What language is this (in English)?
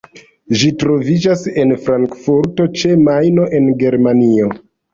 Esperanto